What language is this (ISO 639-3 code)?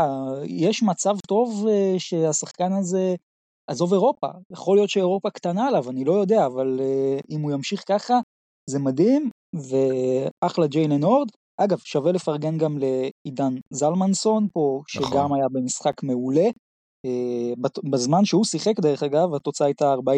heb